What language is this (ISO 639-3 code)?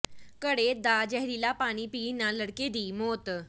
pan